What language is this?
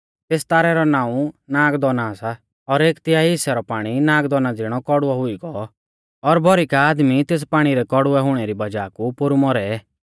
Mahasu Pahari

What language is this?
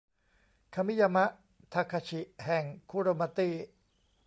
Thai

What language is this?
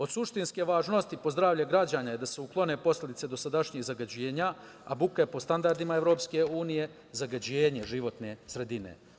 Serbian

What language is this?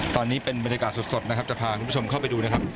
Thai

